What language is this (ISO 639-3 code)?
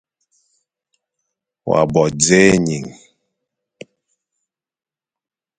fan